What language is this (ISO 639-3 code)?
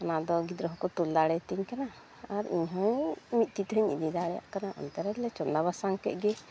sat